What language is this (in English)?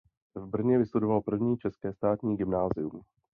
Czech